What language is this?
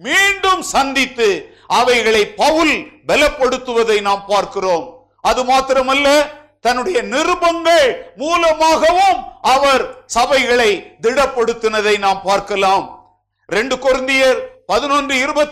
Tamil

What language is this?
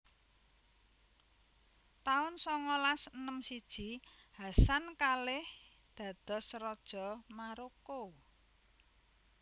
Javanese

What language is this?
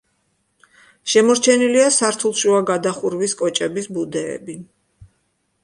Georgian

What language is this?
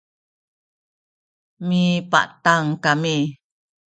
Sakizaya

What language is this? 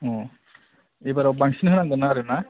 Bodo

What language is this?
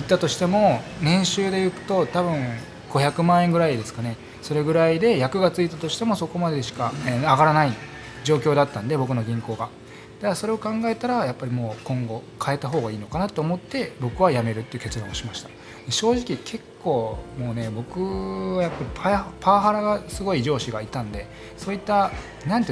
Japanese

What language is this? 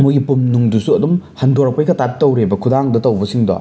Manipuri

